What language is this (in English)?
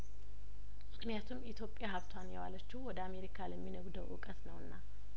Amharic